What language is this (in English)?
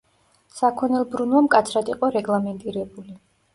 Georgian